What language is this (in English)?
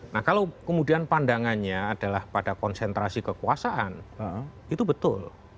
Indonesian